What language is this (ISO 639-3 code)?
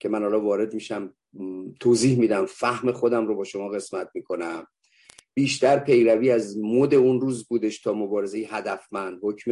fas